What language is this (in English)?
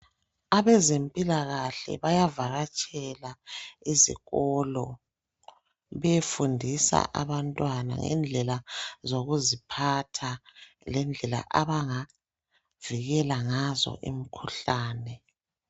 North Ndebele